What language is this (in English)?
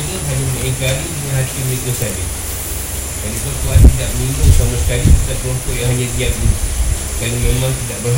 Malay